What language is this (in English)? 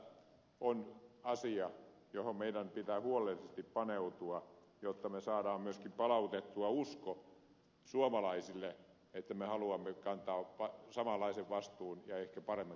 Finnish